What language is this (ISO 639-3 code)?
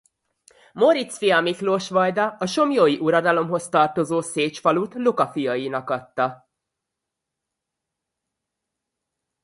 hun